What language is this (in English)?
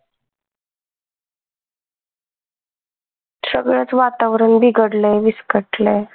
Marathi